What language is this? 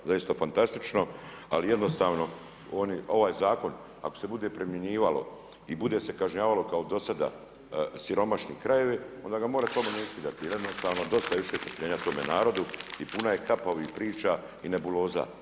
Croatian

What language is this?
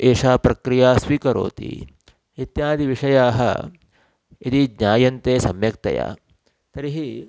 Sanskrit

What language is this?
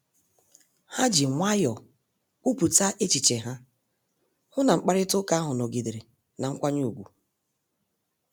Igbo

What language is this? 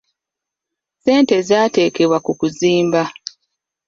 Ganda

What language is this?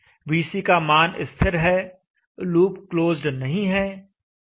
Hindi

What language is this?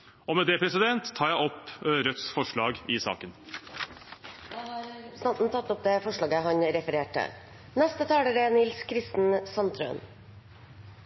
Norwegian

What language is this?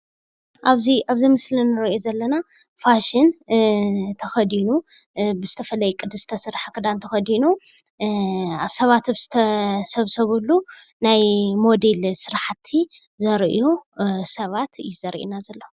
Tigrinya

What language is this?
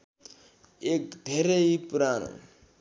Nepali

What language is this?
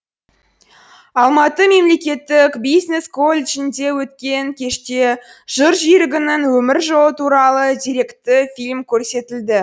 Kazakh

